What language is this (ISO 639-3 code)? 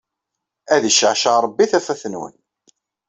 kab